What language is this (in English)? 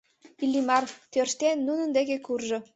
Mari